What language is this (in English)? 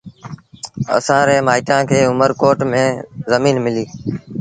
Sindhi Bhil